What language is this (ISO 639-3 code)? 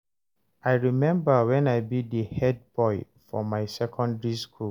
pcm